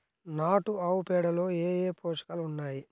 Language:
Telugu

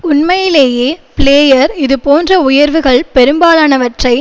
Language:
Tamil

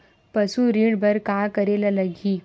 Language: Chhattisgarhi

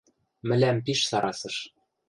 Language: Western Mari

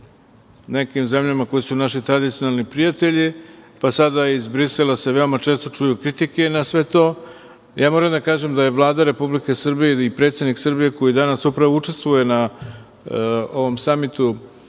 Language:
Serbian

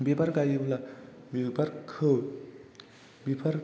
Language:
Bodo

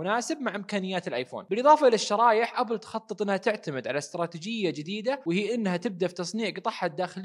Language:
Arabic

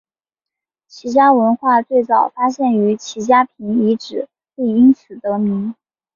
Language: Chinese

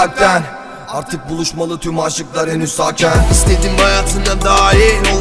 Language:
Turkish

